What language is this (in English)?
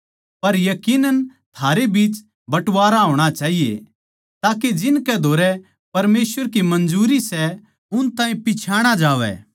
Haryanvi